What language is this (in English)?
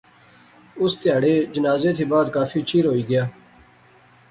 Pahari-Potwari